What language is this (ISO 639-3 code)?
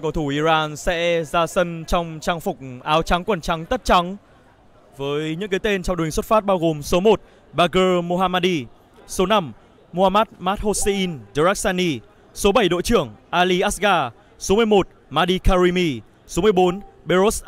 vie